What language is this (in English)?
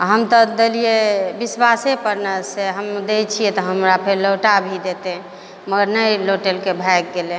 Maithili